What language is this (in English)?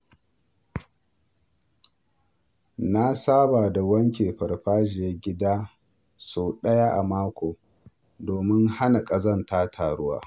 Hausa